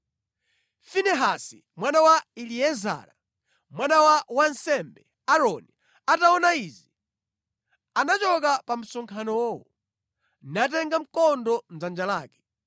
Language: Nyanja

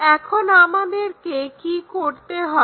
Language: Bangla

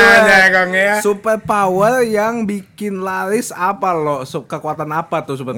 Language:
Indonesian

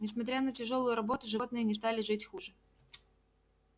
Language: Russian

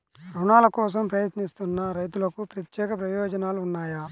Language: Telugu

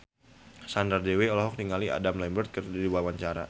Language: Sundanese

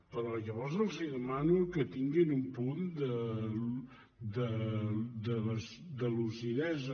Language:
Catalan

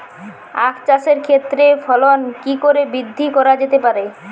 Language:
Bangla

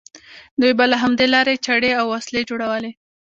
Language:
Pashto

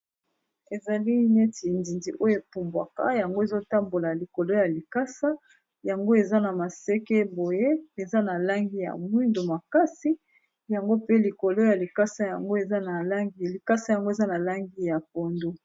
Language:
Lingala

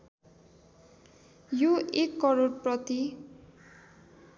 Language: Nepali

